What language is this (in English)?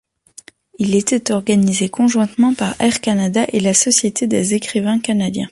French